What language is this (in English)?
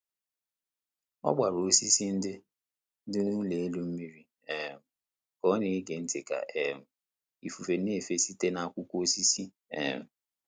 Igbo